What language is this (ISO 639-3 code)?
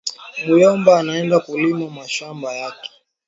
swa